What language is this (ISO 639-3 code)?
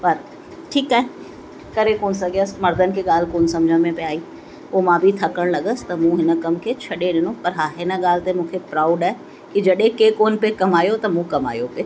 snd